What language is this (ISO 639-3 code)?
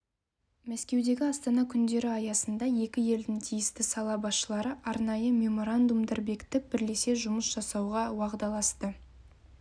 kaz